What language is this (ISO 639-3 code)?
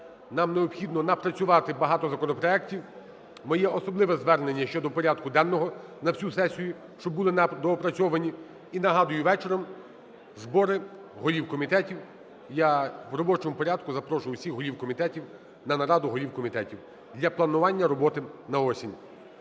ukr